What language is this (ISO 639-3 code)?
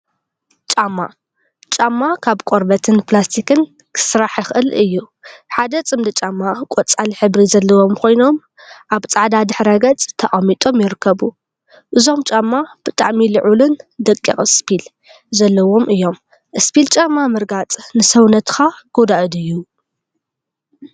tir